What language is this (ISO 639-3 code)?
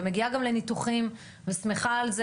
heb